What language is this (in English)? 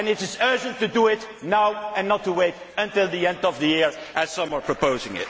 English